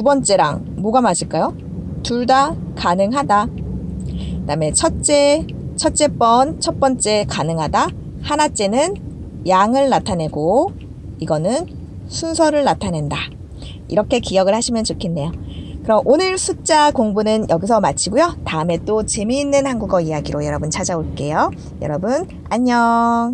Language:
Korean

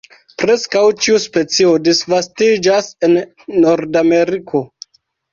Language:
Esperanto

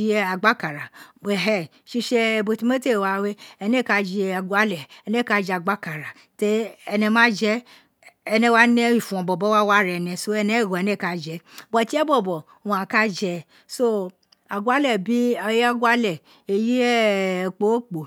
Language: Isekiri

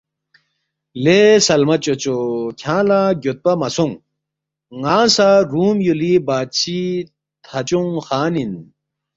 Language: Balti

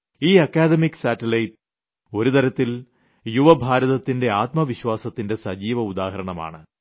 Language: Malayalam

